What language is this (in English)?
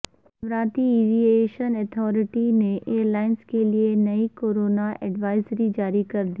Urdu